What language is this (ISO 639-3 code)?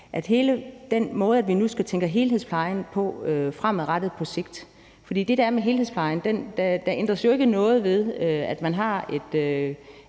dan